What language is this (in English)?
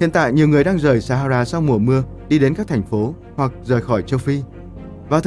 Vietnamese